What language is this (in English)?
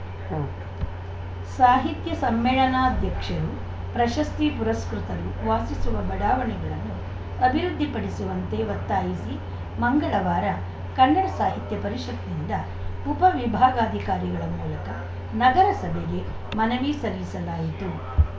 Kannada